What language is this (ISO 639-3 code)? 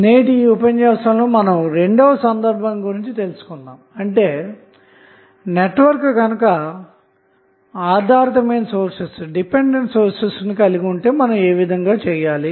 tel